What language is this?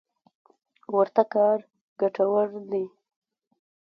Pashto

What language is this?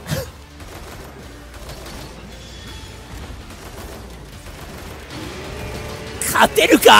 Japanese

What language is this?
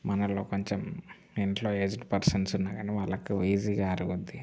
Telugu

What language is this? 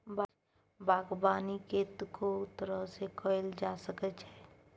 Maithili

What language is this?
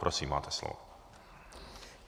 Czech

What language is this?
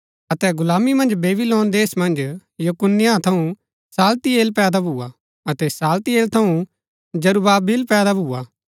Gaddi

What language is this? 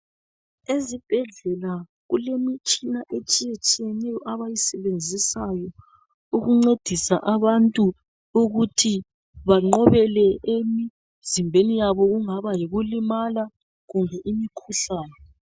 North Ndebele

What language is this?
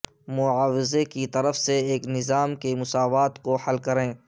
Urdu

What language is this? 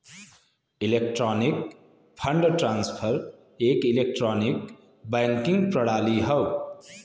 Bhojpuri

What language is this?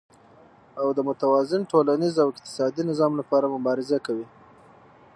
Pashto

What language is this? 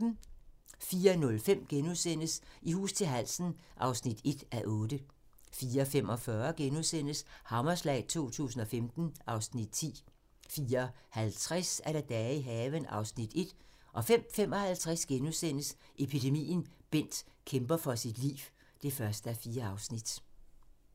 Danish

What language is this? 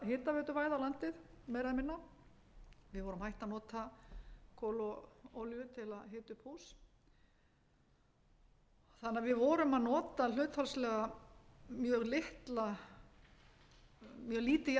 Icelandic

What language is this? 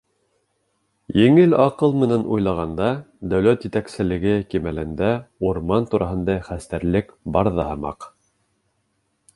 Bashkir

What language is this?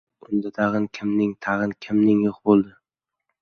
Uzbek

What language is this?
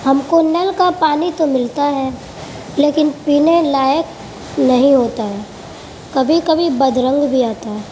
Urdu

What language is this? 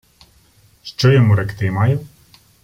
Ukrainian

